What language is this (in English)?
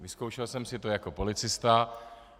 Czech